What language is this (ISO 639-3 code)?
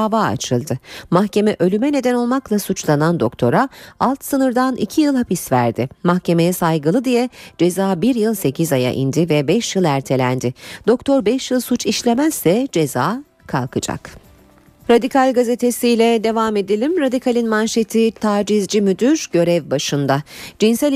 tur